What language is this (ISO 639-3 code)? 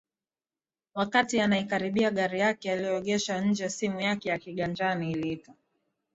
swa